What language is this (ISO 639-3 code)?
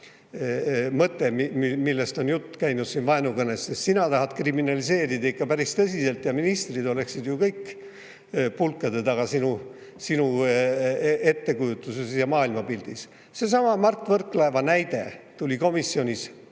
est